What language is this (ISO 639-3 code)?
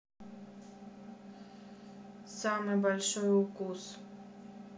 rus